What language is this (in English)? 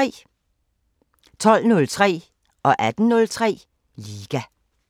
Danish